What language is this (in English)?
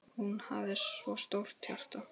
Icelandic